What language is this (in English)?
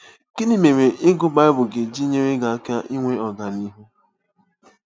Igbo